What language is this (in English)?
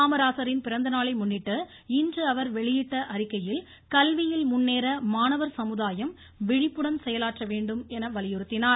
Tamil